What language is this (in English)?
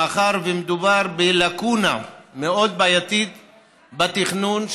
Hebrew